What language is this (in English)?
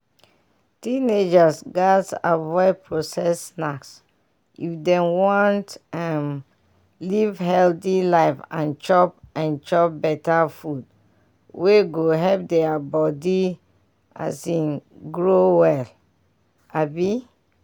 Nigerian Pidgin